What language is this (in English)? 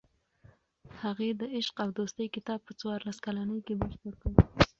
Pashto